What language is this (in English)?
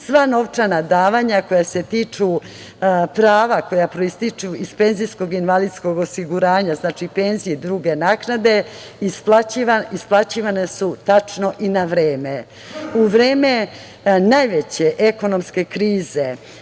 Serbian